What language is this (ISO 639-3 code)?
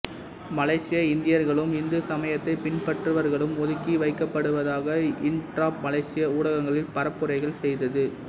tam